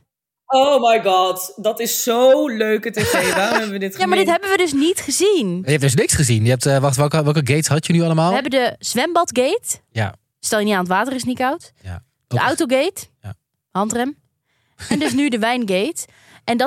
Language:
Dutch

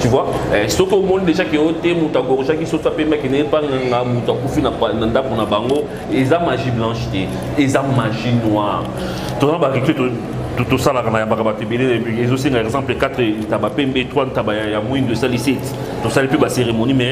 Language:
French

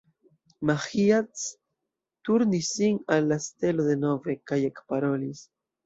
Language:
Esperanto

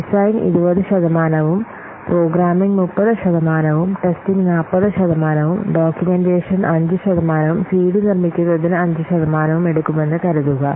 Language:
Malayalam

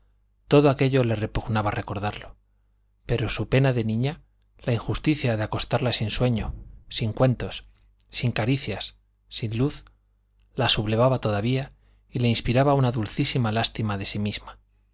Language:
Spanish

